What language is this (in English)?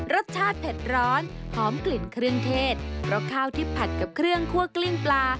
Thai